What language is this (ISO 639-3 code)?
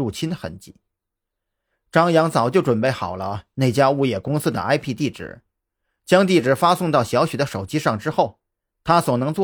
zho